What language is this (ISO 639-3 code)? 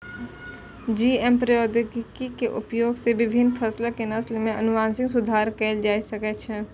mai